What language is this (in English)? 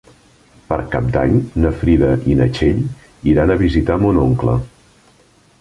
Catalan